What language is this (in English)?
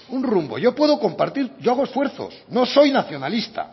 Spanish